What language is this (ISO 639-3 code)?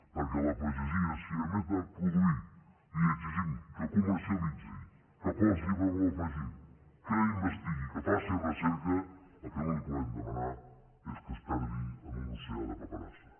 cat